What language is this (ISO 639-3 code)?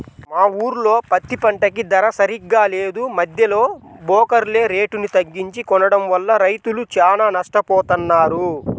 tel